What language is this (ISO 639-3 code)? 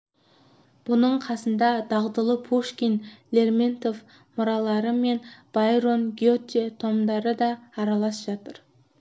kaz